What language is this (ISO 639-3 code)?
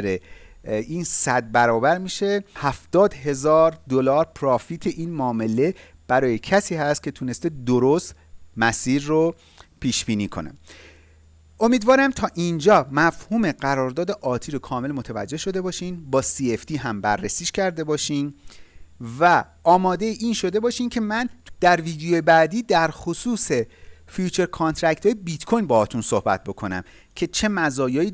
fas